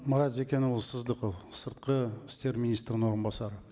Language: Kazakh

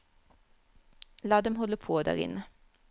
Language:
Norwegian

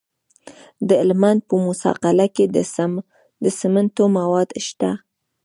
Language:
Pashto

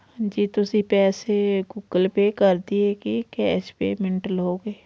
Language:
Punjabi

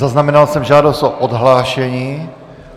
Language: Czech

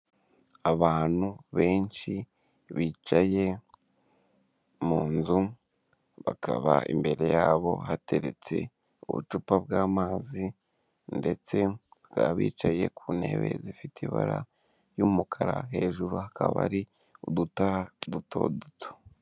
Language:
Kinyarwanda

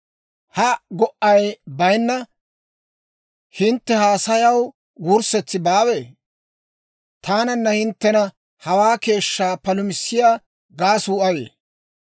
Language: Dawro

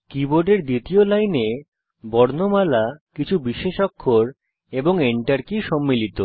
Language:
Bangla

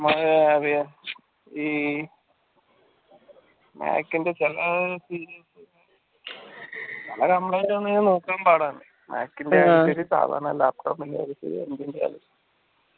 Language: Malayalam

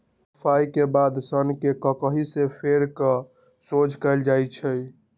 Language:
Magahi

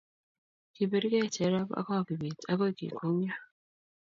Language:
Kalenjin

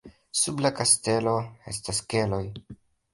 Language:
Esperanto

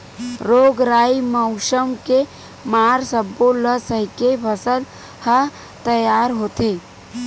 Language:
Chhattisgarhi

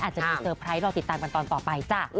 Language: Thai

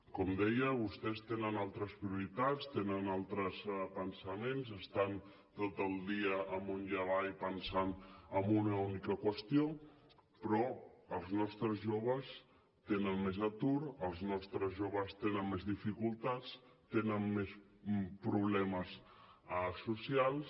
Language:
Catalan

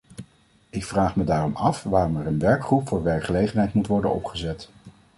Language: Dutch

